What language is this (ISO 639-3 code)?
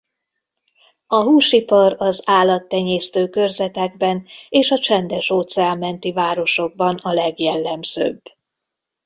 hun